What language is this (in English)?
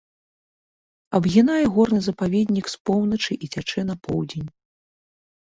Belarusian